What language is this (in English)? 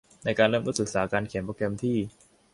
Thai